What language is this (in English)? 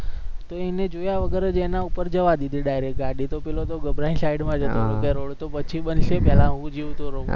Gujarati